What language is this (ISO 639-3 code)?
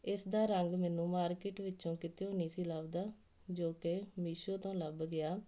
pan